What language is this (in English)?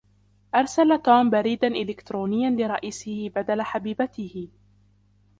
Arabic